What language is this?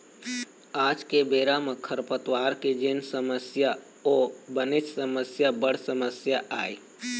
Chhattisgarhi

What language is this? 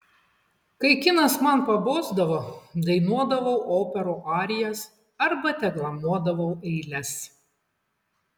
Lithuanian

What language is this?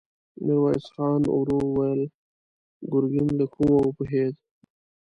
Pashto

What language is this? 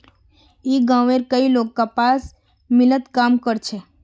Magahi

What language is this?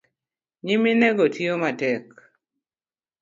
Luo (Kenya and Tanzania)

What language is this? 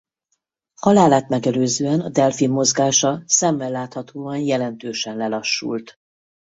Hungarian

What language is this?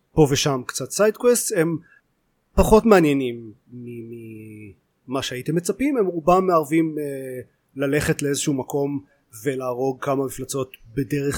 Hebrew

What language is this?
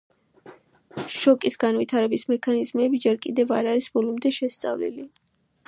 Georgian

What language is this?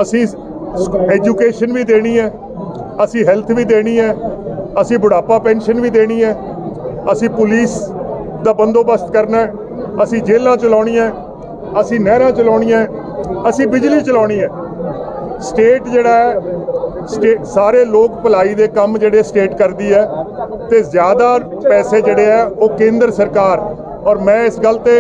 Hindi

